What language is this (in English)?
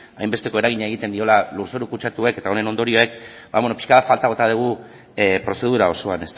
Basque